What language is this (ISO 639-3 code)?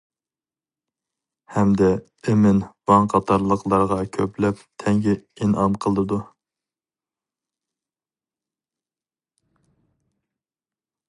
uig